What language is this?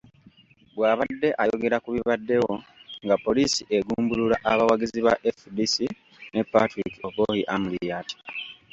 Ganda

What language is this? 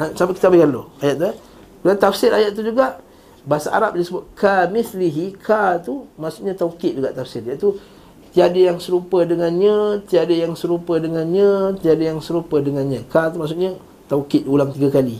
Malay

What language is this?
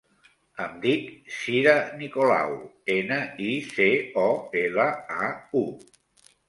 Catalan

